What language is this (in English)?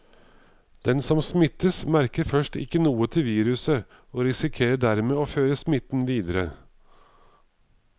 Norwegian